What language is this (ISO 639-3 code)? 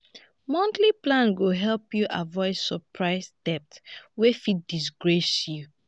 pcm